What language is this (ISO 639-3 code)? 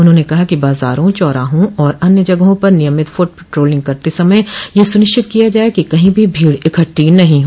hin